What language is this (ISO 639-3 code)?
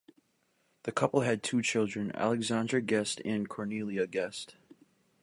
eng